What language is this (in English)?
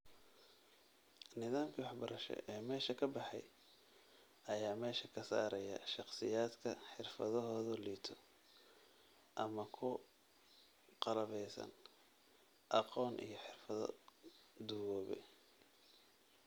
Somali